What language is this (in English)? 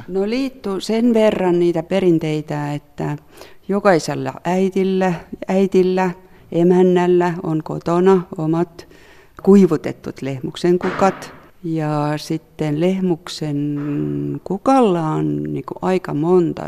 Finnish